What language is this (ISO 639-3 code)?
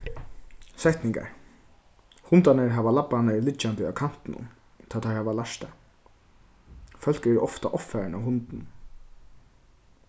fao